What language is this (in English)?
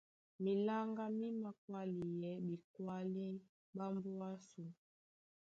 Duala